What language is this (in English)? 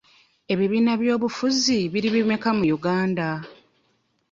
Ganda